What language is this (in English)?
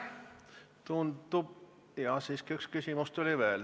Estonian